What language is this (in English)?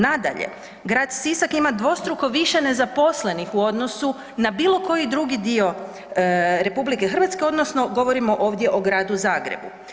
Croatian